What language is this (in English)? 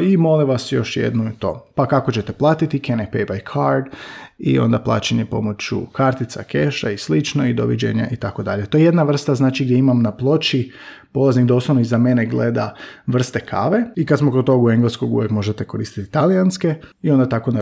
Croatian